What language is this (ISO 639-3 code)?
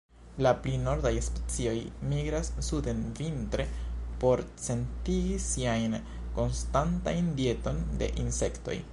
epo